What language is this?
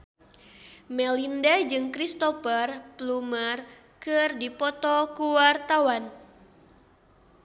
Sundanese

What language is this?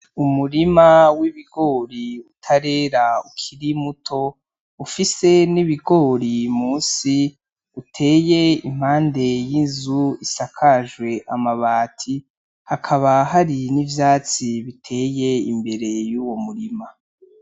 Rundi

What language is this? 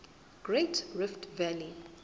Zulu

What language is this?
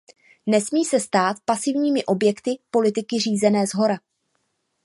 Czech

